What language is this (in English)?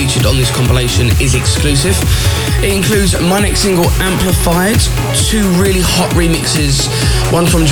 English